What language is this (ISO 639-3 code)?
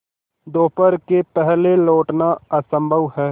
hin